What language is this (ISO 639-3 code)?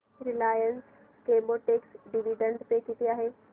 mar